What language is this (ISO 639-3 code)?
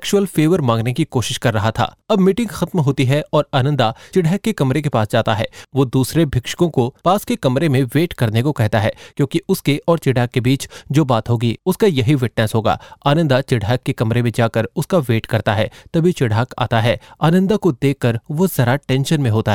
hin